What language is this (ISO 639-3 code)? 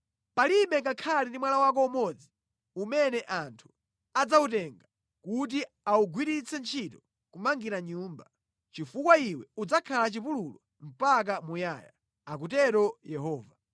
nya